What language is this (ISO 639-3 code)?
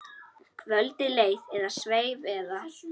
isl